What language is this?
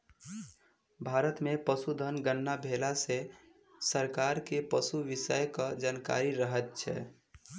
Maithili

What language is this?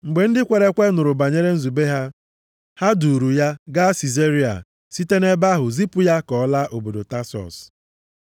Igbo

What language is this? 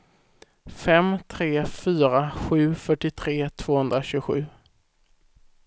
Swedish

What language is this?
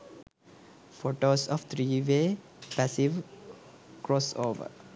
Sinhala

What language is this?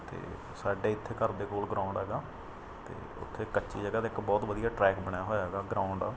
Punjabi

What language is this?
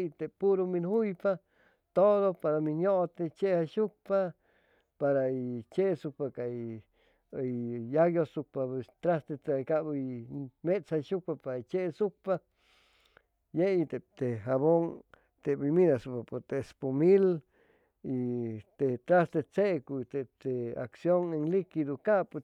Chimalapa Zoque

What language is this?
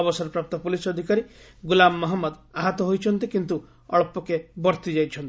Odia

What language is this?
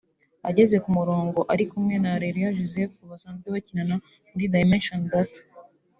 Kinyarwanda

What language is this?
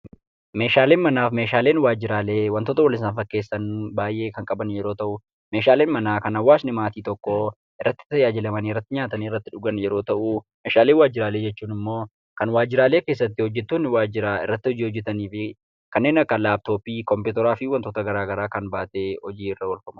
Oromo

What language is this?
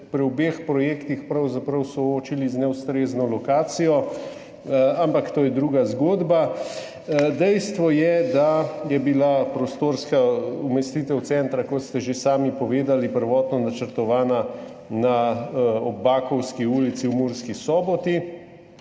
Slovenian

